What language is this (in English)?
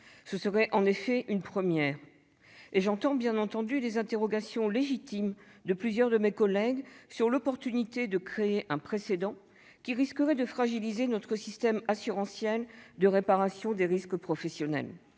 French